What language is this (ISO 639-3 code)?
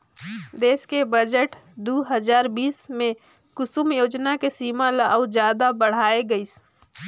hne